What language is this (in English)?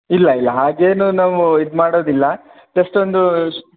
Kannada